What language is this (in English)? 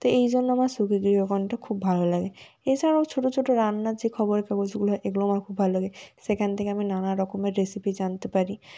Bangla